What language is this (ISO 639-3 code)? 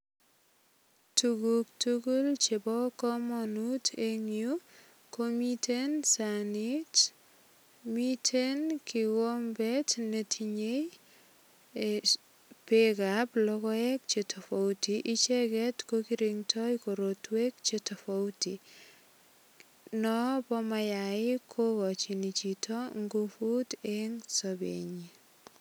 kln